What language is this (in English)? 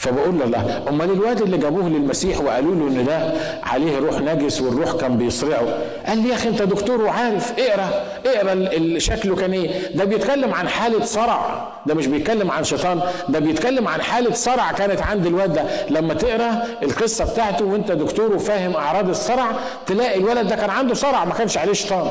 Arabic